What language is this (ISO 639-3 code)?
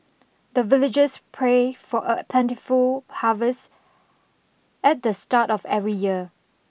eng